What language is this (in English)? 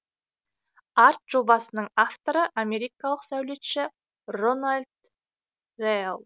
Kazakh